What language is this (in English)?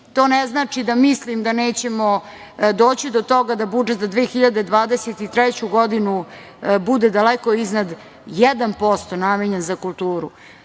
Serbian